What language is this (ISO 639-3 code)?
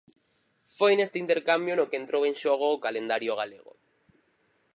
glg